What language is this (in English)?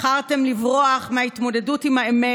Hebrew